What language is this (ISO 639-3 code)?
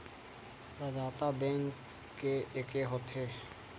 hne